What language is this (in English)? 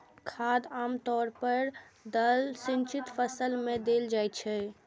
Maithili